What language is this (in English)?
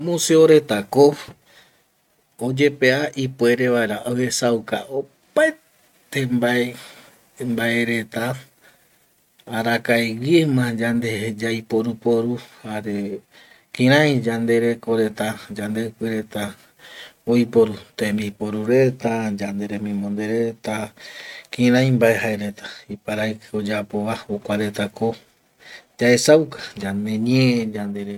Eastern Bolivian Guaraní